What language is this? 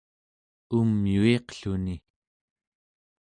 Central Yupik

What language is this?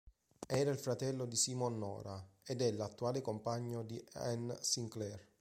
Italian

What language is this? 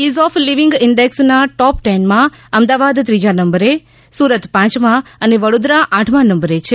Gujarati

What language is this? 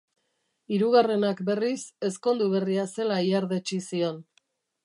Basque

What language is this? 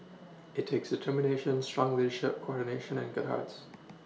English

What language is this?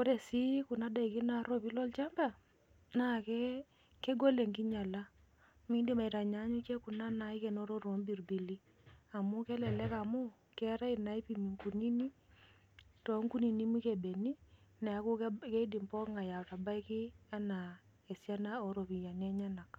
Masai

